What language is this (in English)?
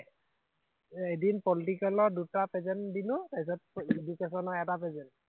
Assamese